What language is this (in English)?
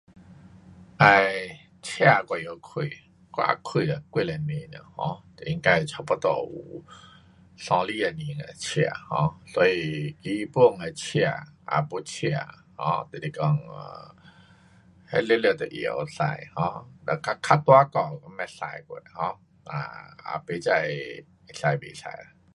Pu-Xian Chinese